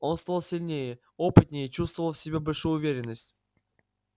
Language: Russian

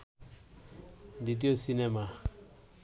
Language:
Bangla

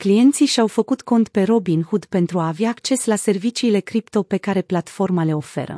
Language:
Romanian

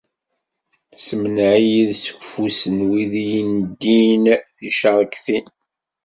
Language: Kabyle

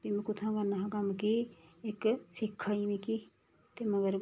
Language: Dogri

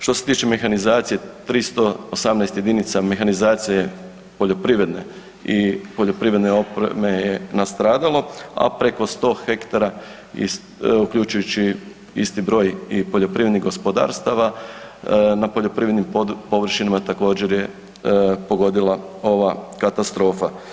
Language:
Croatian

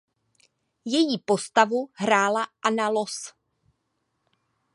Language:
Czech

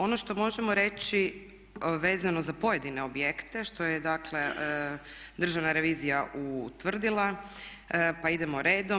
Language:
Croatian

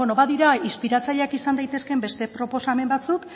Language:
Basque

